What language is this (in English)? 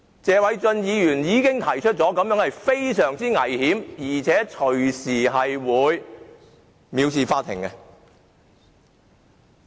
Cantonese